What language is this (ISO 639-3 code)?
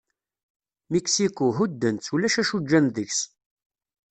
kab